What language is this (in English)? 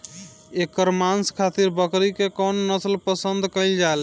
Bhojpuri